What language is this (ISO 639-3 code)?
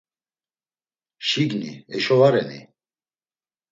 lzz